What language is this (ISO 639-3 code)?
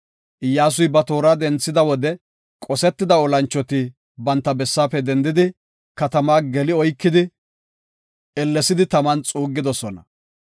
gof